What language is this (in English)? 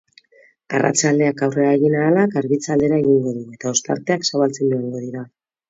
Basque